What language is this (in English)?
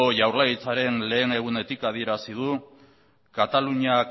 Basque